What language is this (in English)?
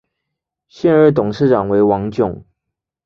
Chinese